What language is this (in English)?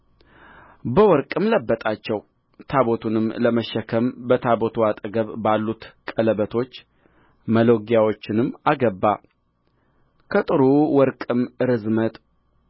Amharic